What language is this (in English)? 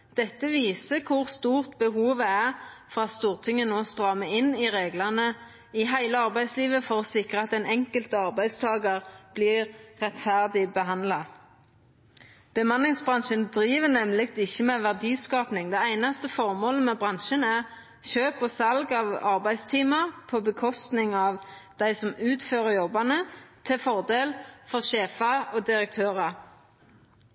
Norwegian Nynorsk